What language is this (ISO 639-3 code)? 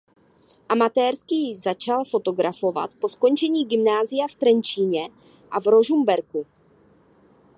ces